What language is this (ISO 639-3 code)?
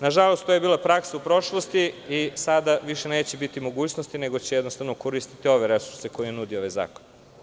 srp